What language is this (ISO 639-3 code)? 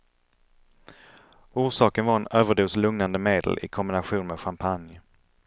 swe